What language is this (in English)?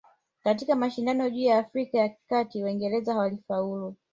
Swahili